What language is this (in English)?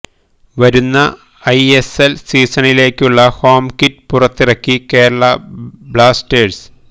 Malayalam